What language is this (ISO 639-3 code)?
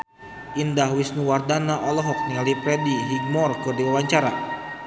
sun